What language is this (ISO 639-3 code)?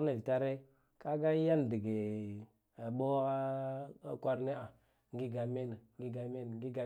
gdf